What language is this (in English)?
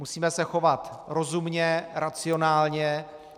Czech